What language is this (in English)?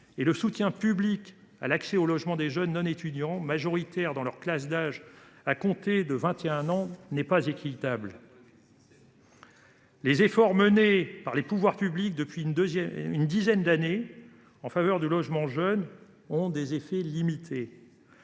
French